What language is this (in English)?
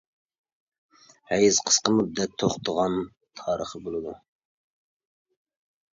Uyghur